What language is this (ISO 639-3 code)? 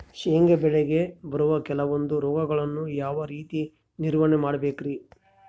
kan